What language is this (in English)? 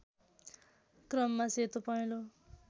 Nepali